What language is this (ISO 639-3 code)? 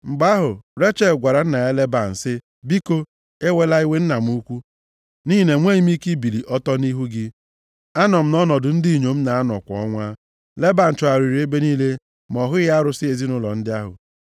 ibo